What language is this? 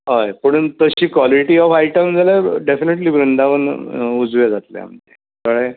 Konkani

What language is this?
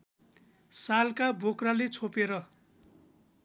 Nepali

